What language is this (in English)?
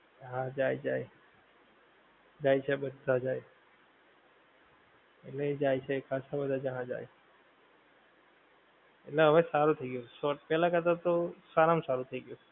Gujarati